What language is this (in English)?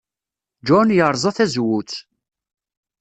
Kabyle